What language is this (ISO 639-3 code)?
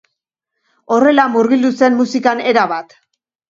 eus